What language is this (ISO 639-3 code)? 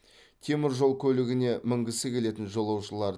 kaz